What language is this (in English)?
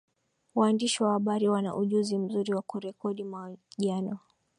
Swahili